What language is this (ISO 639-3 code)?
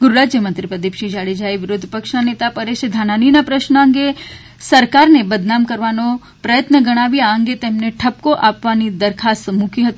guj